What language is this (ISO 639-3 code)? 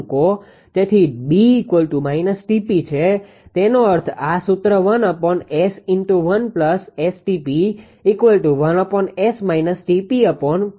guj